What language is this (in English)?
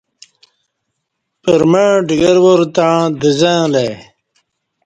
Kati